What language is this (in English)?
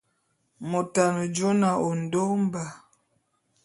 Bulu